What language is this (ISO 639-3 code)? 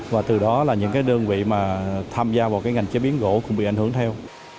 vie